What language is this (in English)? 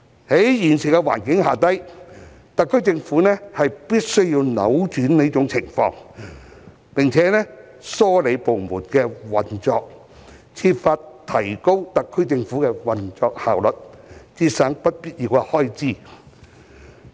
Cantonese